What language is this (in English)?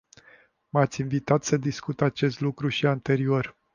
Romanian